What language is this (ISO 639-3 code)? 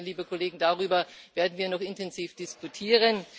deu